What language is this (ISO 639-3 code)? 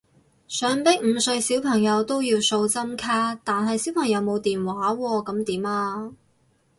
yue